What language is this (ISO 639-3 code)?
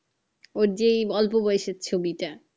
ben